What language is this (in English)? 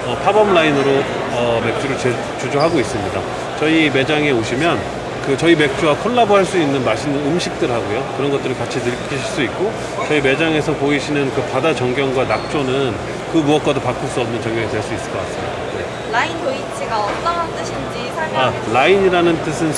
Korean